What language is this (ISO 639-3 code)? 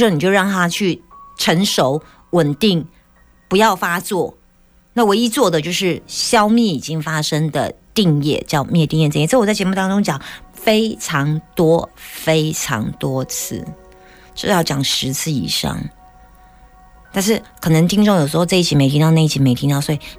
zho